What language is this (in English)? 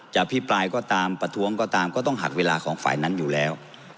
Thai